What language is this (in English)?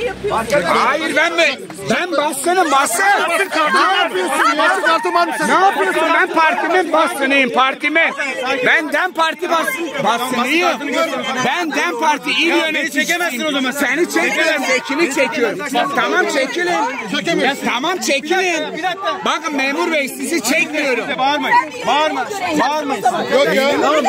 Turkish